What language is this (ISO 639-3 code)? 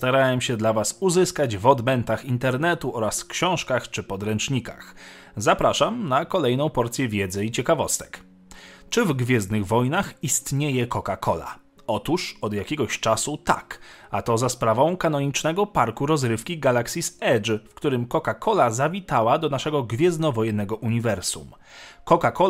pol